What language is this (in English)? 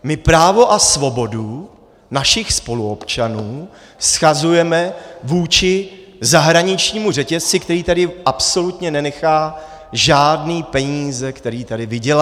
Czech